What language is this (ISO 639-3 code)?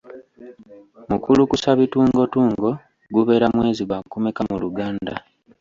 lug